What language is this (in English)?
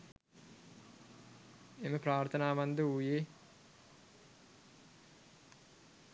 Sinhala